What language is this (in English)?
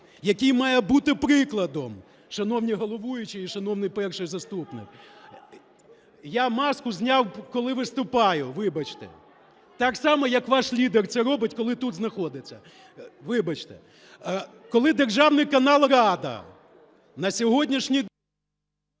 Ukrainian